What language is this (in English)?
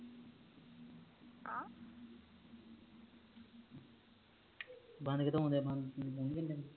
Punjabi